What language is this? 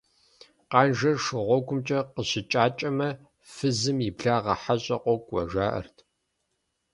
Kabardian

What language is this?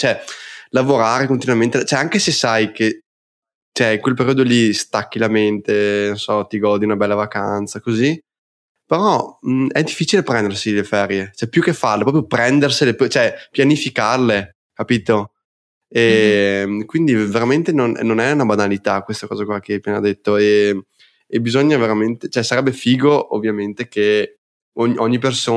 Italian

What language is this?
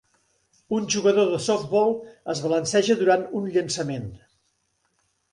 Catalan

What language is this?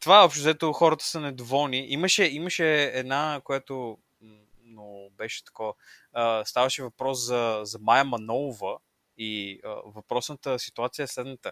Bulgarian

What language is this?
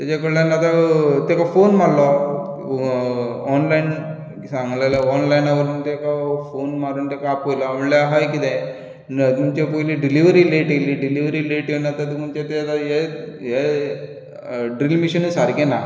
Konkani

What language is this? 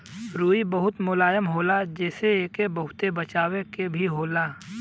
Bhojpuri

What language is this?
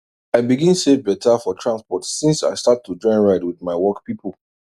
Nigerian Pidgin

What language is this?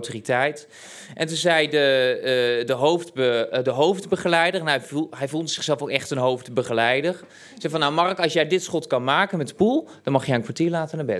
Dutch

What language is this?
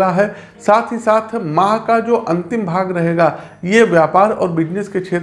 Hindi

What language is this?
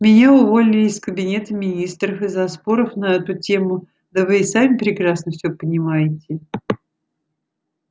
Russian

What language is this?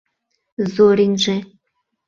Mari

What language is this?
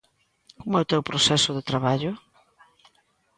Galician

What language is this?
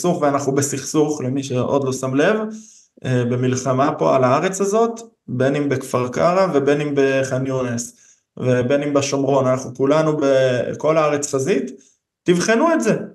Hebrew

